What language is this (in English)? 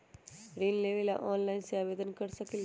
Magahi